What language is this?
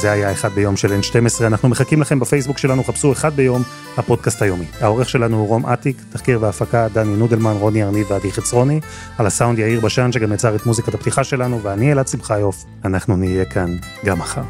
Hebrew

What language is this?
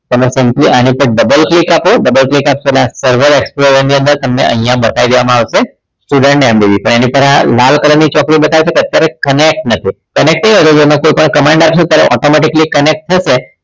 Gujarati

